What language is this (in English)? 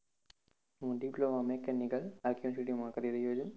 Gujarati